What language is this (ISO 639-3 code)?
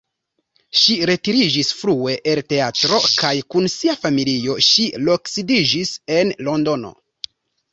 epo